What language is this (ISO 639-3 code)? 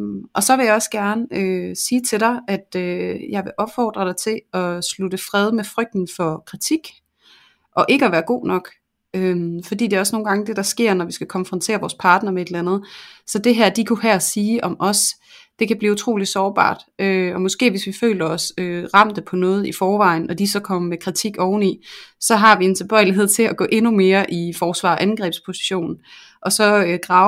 dan